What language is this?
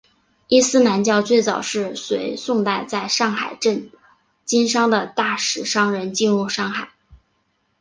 Chinese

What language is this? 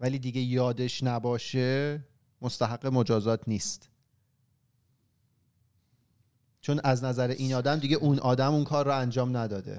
Persian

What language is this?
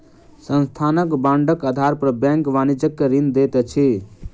Maithili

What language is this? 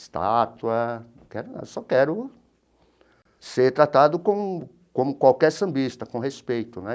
Portuguese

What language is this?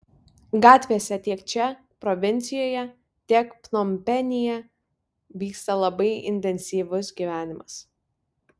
Lithuanian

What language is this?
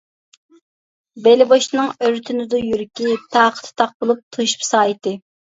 Uyghur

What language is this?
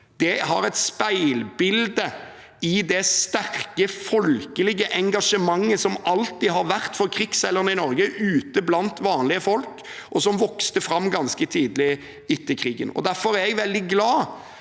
Norwegian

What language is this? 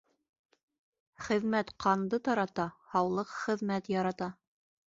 Bashkir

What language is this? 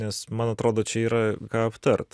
Lithuanian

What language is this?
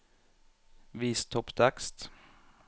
Norwegian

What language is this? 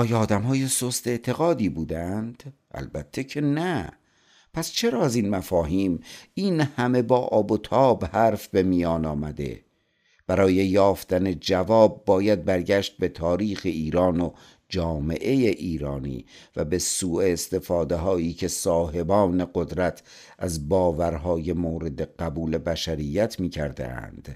Persian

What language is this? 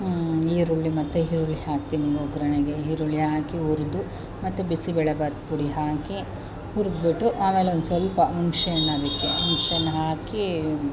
Kannada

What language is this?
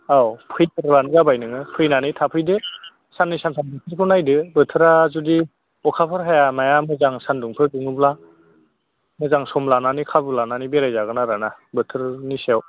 Bodo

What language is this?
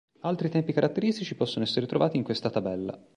Italian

